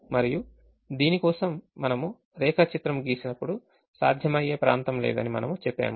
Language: Telugu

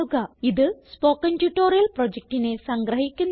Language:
Malayalam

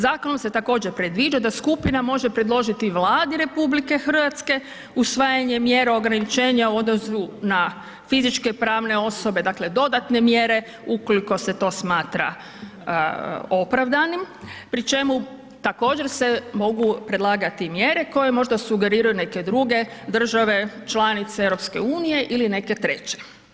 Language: Croatian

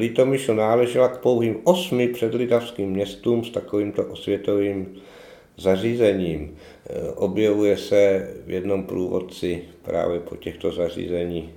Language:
Czech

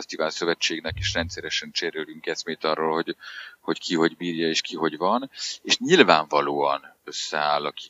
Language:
Hungarian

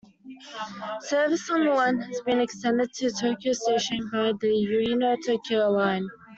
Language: English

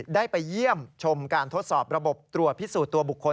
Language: Thai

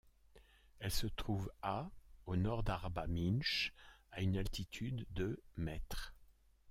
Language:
French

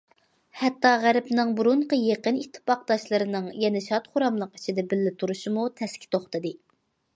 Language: Uyghur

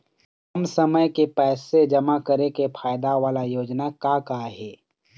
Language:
Chhattisgarhi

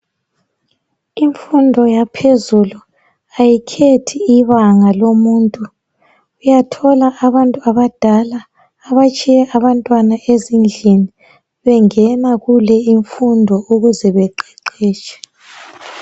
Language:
North Ndebele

